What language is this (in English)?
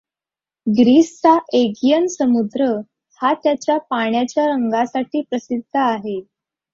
Marathi